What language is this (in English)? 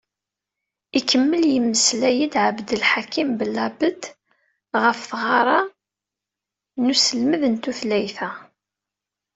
Kabyle